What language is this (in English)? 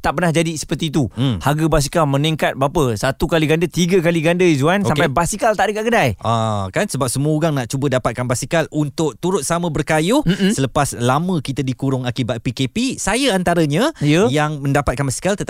Malay